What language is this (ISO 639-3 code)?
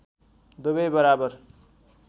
nep